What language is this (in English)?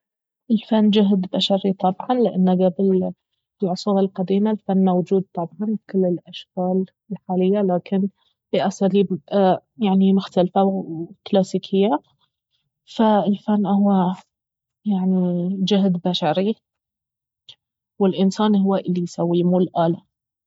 Baharna Arabic